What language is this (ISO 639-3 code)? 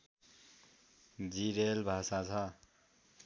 nep